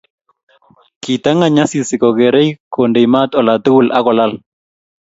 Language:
Kalenjin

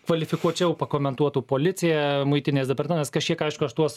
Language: Lithuanian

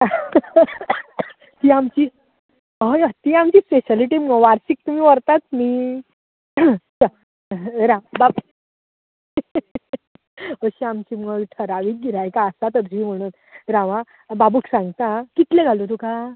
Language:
Konkani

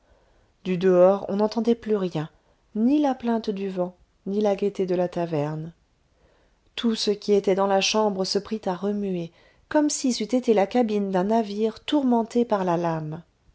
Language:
French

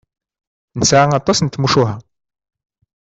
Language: Kabyle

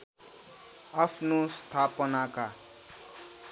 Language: Nepali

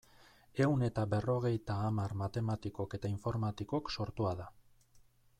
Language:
Basque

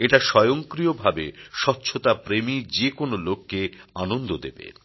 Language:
Bangla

